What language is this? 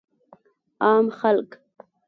Pashto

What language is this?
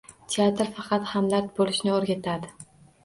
Uzbek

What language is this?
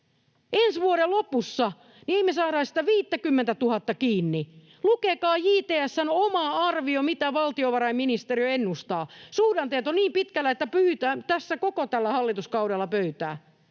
Finnish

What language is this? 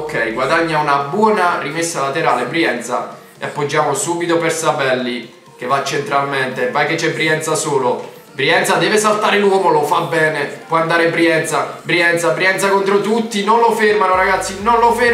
Italian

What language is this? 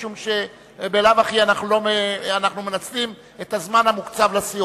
Hebrew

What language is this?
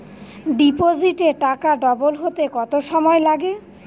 Bangla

